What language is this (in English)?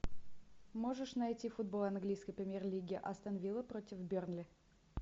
Russian